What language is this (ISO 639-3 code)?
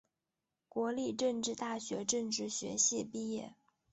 zho